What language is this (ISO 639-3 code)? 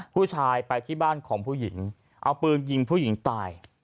tha